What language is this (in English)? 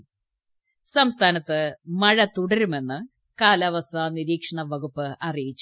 Malayalam